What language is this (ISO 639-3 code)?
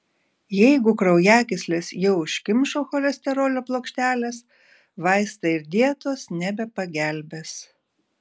lit